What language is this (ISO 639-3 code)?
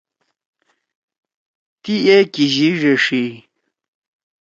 trw